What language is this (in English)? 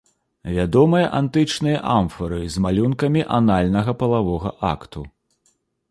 Belarusian